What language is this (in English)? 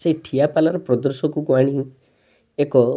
Odia